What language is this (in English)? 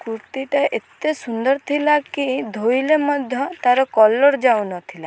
Odia